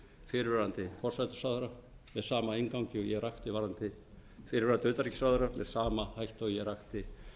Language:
Icelandic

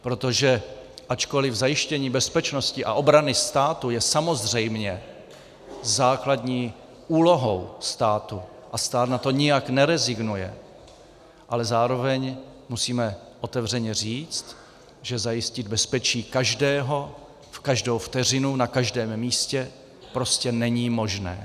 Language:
Czech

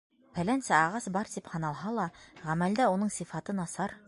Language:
Bashkir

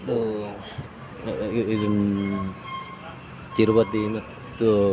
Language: Kannada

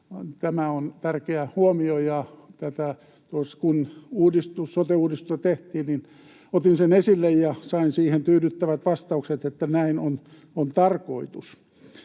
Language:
Finnish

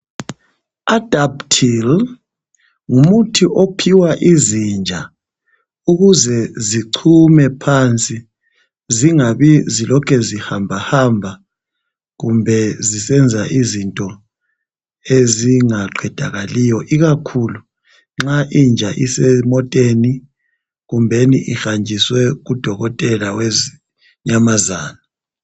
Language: North Ndebele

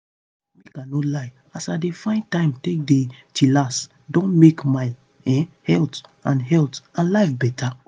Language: Nigerian Pidgin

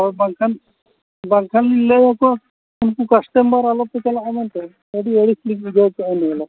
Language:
Santali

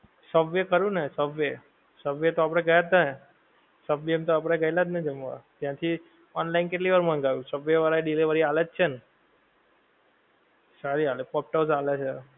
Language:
Gujarati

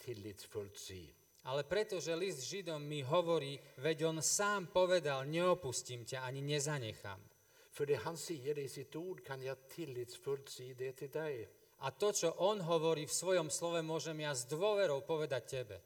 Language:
Slovak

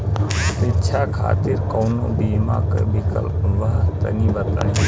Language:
Bhojpuri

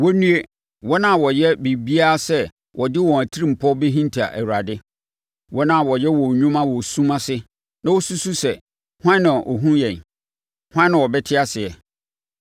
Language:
Akan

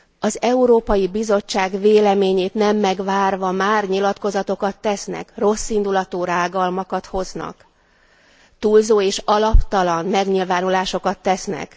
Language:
Hungarian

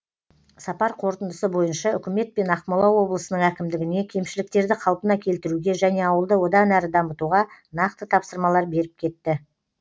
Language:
Kazakh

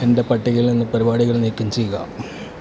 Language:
Malayalam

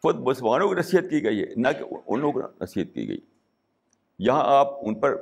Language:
Urdu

